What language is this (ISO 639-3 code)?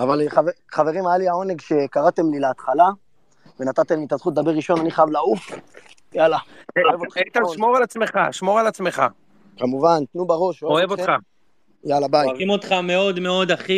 heb